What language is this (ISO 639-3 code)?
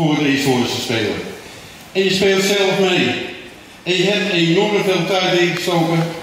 nld